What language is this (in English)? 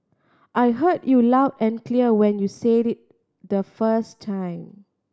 English